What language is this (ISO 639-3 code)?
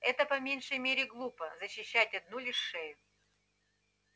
rus